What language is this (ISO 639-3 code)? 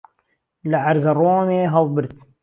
ckb